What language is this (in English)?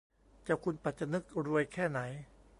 Thai